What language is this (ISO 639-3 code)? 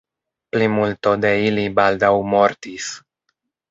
epo